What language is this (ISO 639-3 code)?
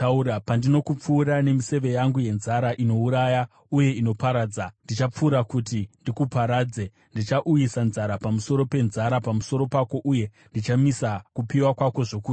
sna